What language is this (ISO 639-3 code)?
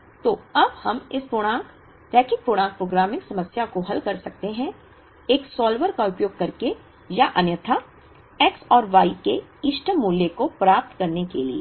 hin